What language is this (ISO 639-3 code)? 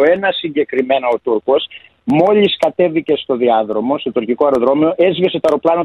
ell